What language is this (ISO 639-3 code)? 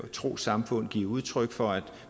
dan